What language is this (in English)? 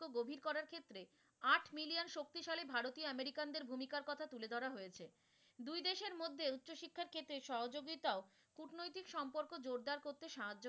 Bangla